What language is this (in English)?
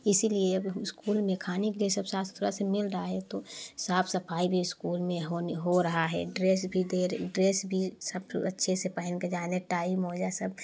Hindi